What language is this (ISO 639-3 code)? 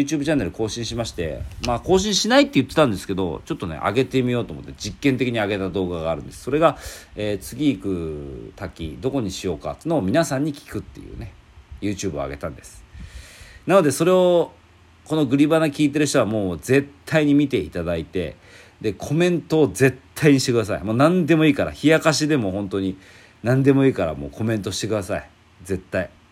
jpn